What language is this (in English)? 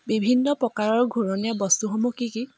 Assamese